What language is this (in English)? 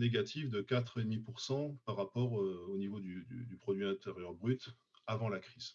French